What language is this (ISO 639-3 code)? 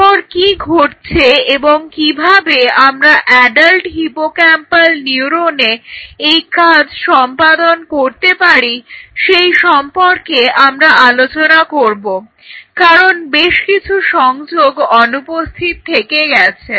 ben